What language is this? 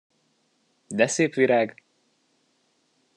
Hungarian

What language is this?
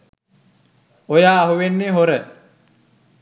Sinhala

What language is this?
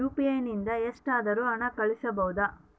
Kannada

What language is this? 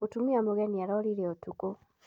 Kikuyu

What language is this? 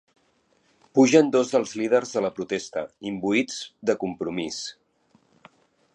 Catalan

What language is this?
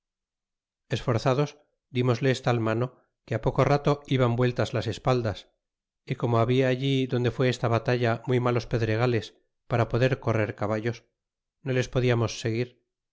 Spanish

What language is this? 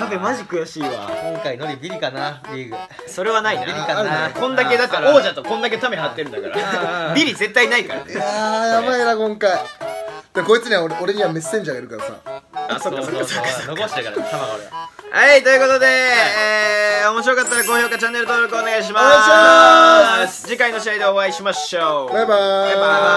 Japanese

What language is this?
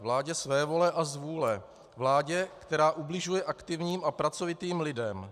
Czech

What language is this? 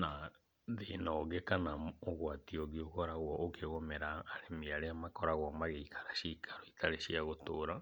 Kikuyu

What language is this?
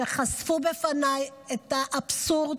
Hebrew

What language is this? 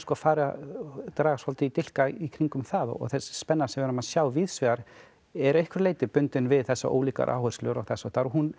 Icelandic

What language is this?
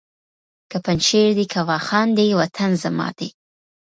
Pashto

